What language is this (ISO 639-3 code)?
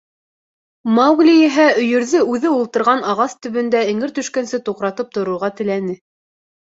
bak